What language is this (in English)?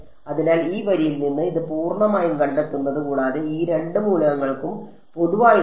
Malayalam